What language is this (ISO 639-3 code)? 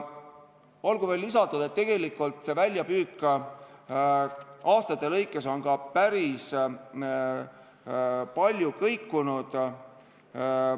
est